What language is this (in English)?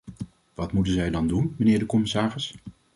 Dutch